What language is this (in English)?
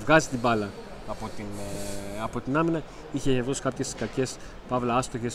Greek